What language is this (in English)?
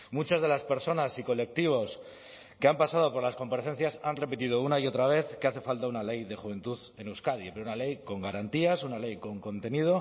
Spanish